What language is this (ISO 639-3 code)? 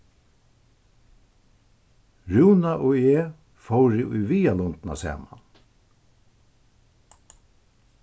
fao